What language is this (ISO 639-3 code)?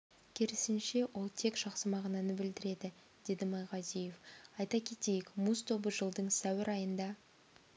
kaz